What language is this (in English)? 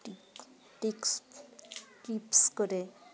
Bangla